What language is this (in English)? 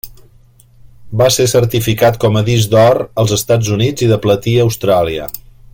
Catalan